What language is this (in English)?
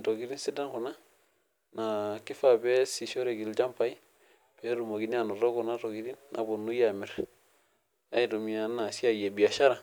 Masai